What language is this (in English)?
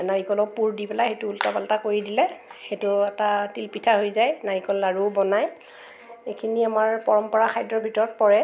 Assamese